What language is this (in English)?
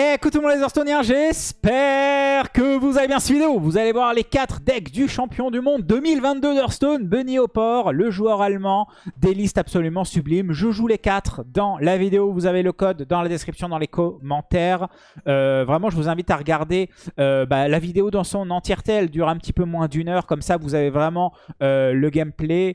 French